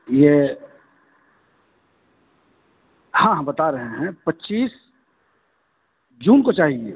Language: Urdu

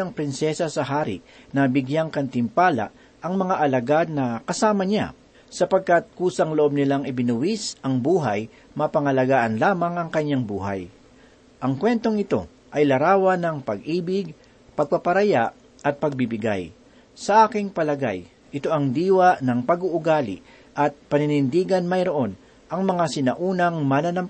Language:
Filipino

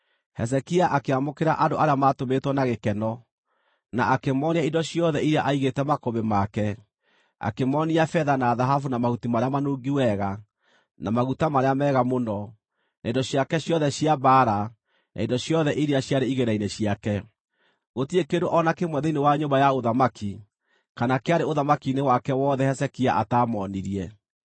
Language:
Kikuyu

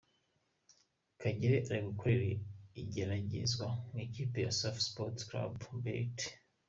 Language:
Kinyarwanda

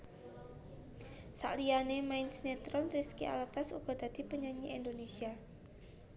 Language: Javanese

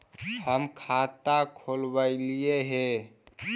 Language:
Magahi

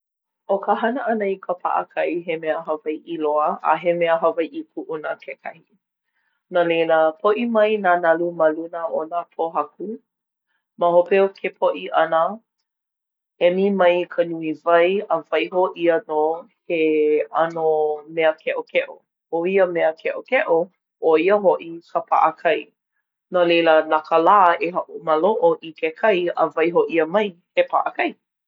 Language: Hawaiian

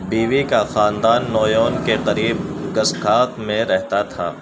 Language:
Urdu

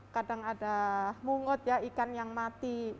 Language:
Indonesian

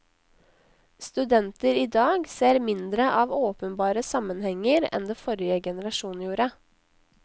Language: Norwegian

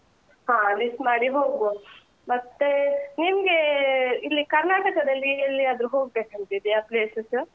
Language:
Kannada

